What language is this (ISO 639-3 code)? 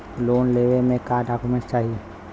bho